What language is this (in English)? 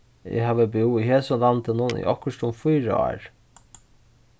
Faroese